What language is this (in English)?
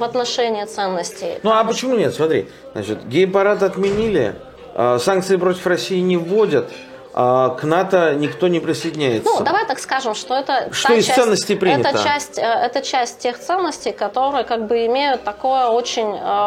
Russian